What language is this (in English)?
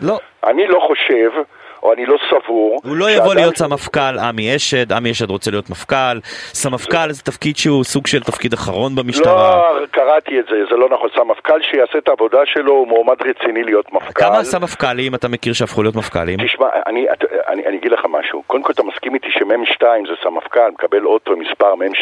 Hebrew